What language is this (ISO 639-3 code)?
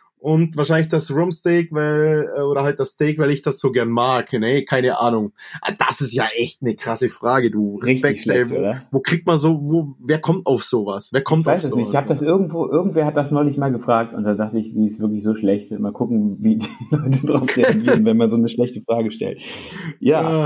deu